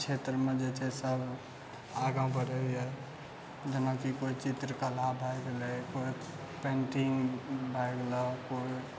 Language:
Maithili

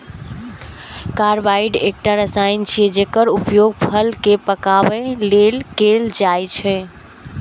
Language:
Maithili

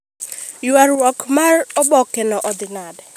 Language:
Luo (Kenya and Tanzania)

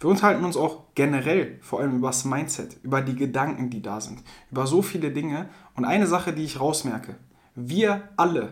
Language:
German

